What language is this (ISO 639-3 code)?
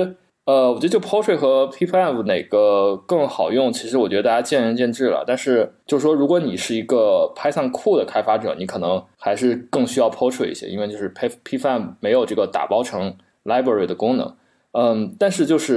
zho